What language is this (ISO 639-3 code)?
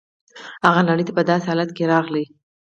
pus